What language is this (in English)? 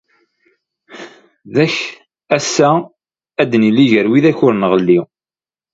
Kabyle